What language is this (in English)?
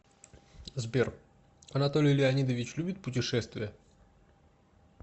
Russian